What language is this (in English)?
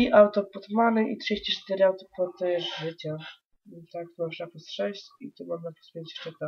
Polish